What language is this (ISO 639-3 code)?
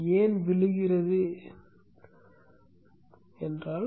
tam